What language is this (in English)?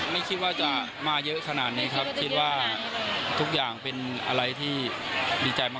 Thai